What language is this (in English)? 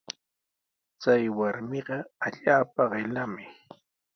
Sihuas Ancash Quechua